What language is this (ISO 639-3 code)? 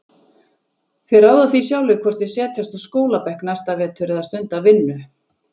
isl